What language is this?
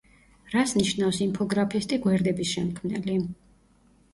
Georgian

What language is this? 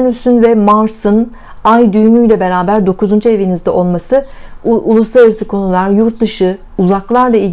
Turkish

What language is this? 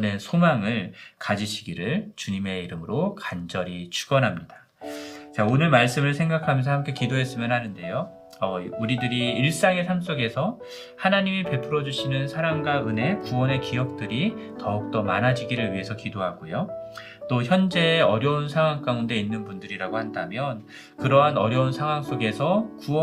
Korean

